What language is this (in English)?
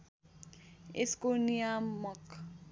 Nepali